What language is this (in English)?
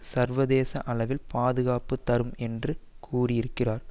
Tamil